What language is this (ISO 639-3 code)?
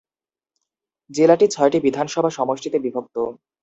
ben